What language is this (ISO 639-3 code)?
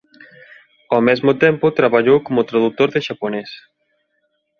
glg